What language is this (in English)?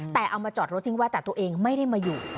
Thai